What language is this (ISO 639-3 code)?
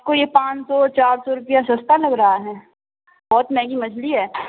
urd